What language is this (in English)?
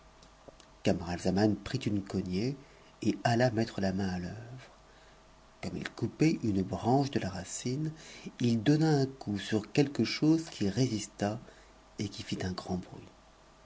French